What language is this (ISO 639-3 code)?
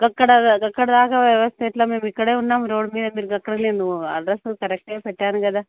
tel